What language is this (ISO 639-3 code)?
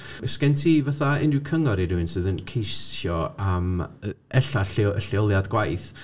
cym